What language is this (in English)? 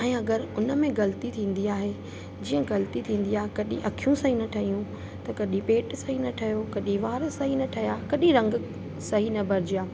Sindhi